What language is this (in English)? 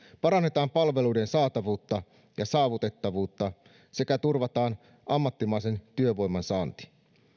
Finnish